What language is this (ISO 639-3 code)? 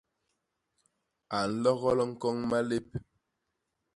bas